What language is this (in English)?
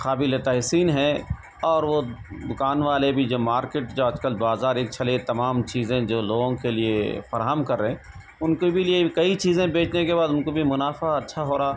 Urdu